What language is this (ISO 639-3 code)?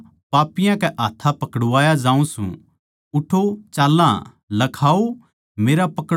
bgc